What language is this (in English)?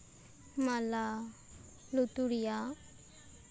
Santali